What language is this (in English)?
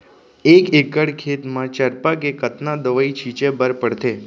Chhattisgarhi